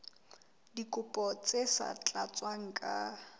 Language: Southern Sotho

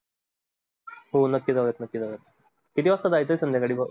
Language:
Marathi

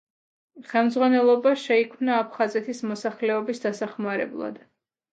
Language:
Georgian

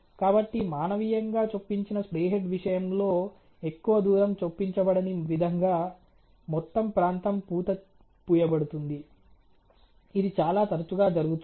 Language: Telugu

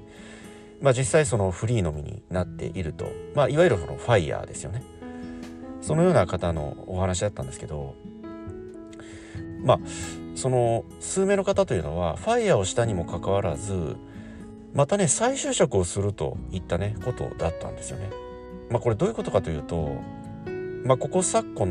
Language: Japanese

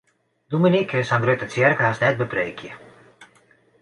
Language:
Western Frisian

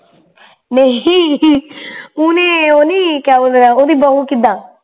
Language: Punjabi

